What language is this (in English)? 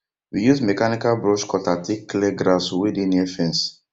Nigerian Pidgin